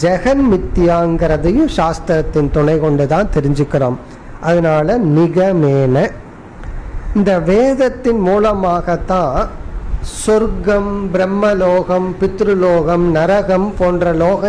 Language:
Hindi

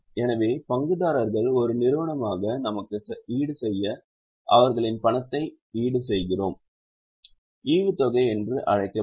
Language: Tamil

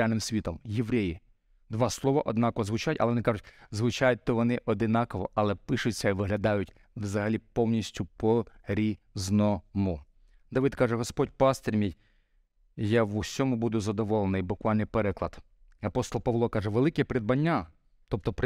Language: Ukrainian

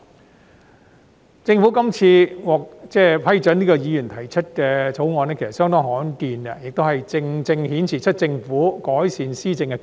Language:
Cantonese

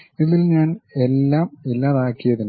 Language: Malayalam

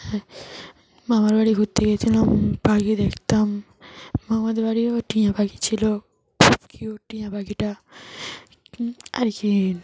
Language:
Bangla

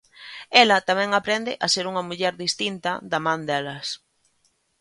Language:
Galician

